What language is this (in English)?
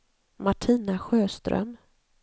Swedish